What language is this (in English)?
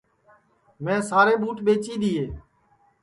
Sansi